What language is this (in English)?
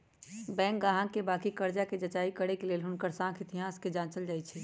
Magahi